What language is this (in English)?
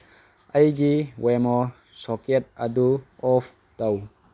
Manipuri